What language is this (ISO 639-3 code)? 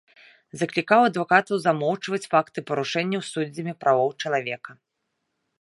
bel